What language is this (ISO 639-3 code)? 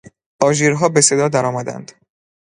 fas